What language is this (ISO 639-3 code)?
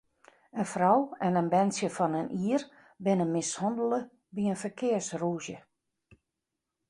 fry